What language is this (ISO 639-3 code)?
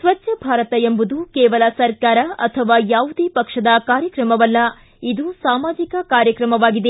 kan